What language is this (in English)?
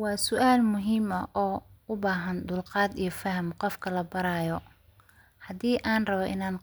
Somali